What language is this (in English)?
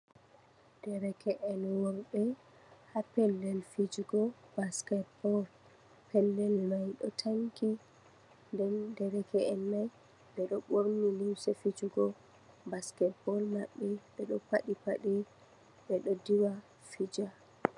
Fula